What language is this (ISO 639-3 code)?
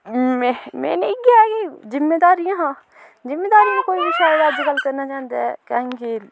doi